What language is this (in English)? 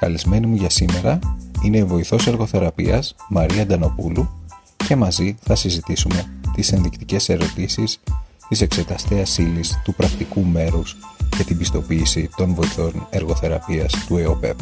Greek